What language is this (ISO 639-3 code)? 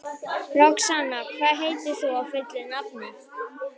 isl